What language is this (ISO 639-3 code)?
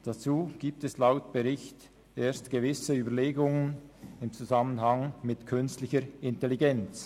gsw